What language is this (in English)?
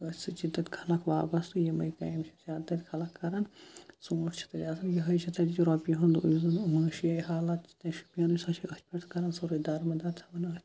Kashmiri